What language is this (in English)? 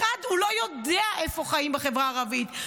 Hebrew